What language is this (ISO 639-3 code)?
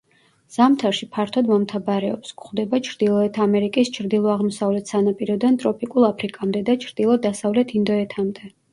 kat